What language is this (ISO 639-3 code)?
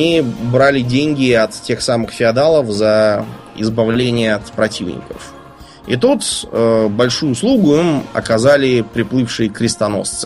rus